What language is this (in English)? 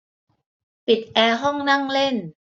Thai